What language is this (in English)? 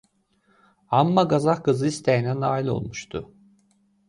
Azerbaijani